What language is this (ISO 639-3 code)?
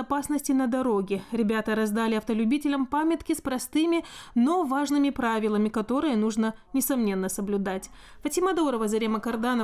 rus